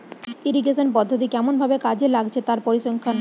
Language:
Bangla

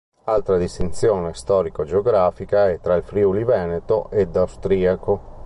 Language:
Italian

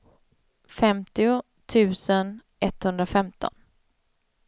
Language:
Swedish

